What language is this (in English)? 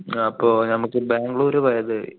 Malayalam